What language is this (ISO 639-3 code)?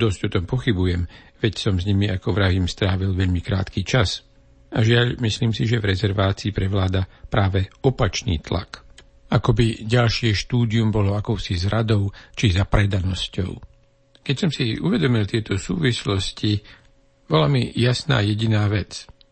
slk